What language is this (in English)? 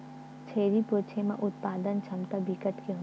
Chhattisgarhi